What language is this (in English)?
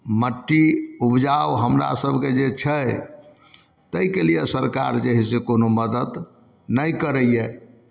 Maithili